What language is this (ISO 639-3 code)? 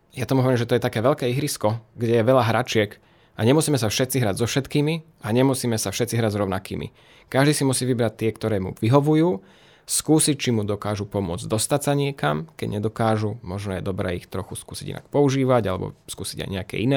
slk